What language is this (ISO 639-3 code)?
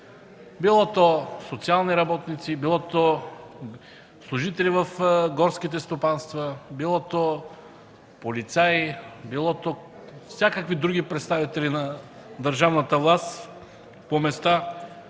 bul